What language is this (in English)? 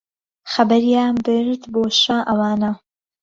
Central Kurdish